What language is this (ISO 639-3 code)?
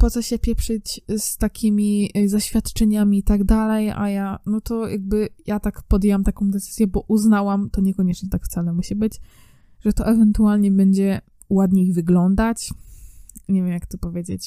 pol